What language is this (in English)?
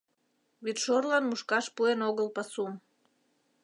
Mari